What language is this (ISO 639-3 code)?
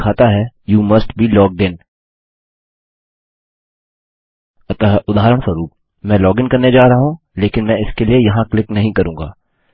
hin